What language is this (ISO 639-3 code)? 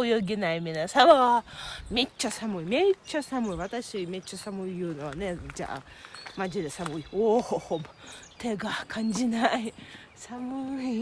jpn